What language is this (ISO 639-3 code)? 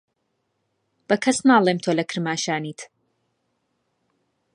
ckb